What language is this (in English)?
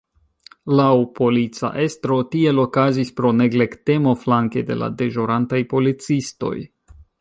Esperanto